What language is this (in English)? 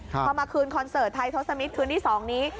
Thai